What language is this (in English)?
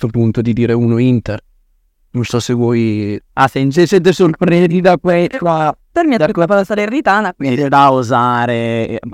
Italian